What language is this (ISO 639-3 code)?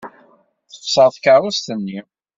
kab